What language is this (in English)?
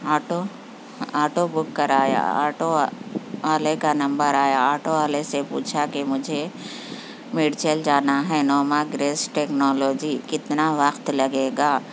Urdu